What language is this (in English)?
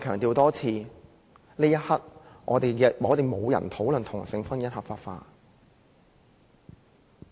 Cantonese